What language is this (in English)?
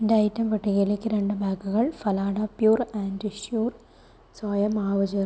Malayalam